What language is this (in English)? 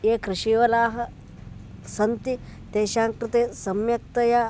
Sanskrit